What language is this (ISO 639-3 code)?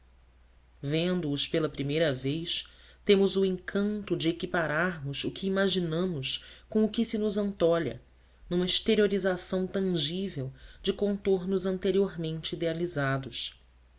por